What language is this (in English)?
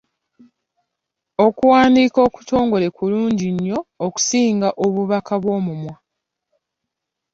Ganda